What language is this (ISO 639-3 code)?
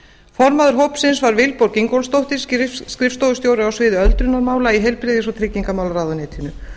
isl